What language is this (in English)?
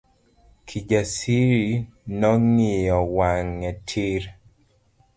Luo (Kenya and Tanzania)